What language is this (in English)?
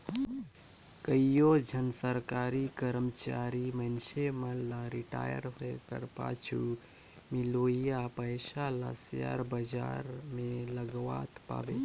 Chhattisgarhi